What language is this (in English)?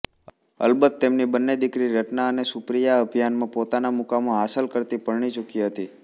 Gujarati